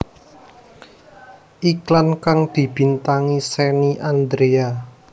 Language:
Javanese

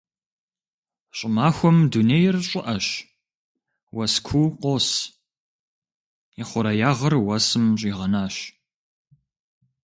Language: Kabardian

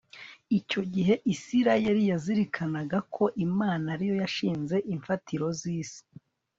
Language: Kinyarwanda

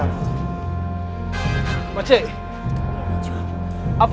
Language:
Indonesian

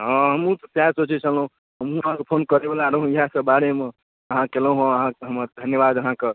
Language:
Maithili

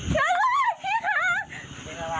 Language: Thai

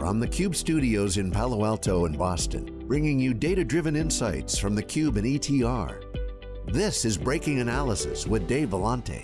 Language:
English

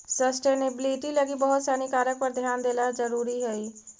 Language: Magahi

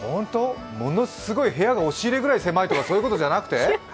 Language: Japanese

